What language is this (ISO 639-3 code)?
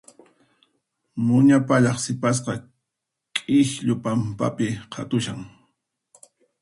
qxp